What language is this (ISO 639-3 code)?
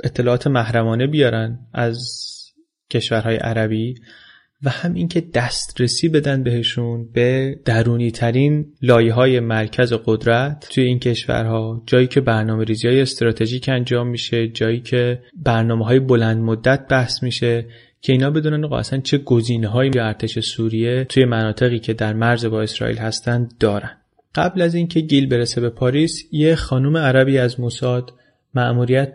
fas